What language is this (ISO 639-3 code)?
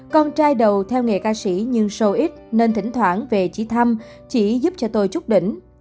vie